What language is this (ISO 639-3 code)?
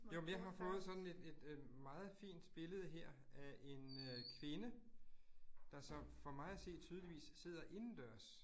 dan